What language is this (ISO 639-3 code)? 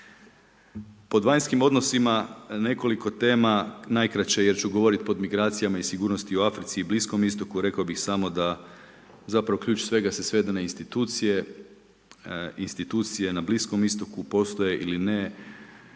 hrv